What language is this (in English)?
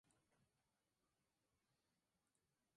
Spanish